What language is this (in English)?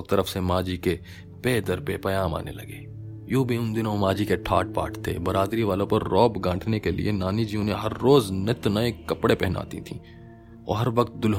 Hindi